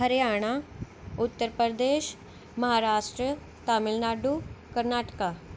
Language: Punjabi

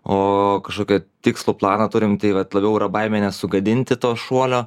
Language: Lithuanian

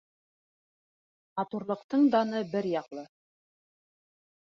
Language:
Bashkir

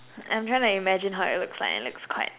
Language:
English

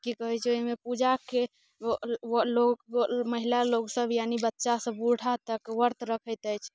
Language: Maithili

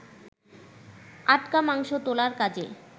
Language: Bangla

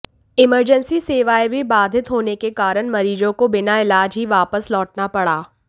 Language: Hindi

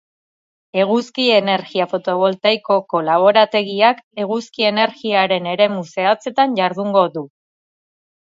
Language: Basque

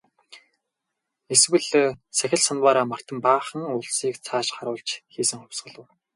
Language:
Mongolian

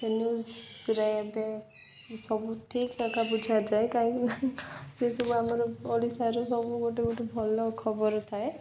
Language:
Odia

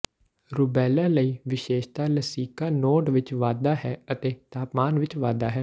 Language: Punjabi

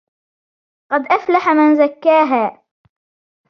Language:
Arabic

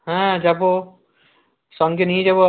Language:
Bangla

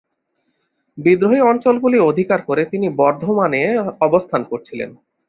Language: Bangla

